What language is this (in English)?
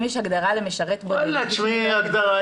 Hebrew